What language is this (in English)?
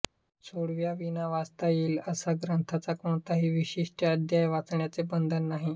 Marathi